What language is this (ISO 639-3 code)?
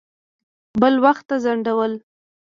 pus